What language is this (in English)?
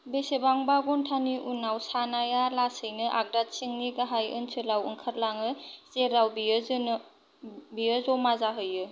Bodo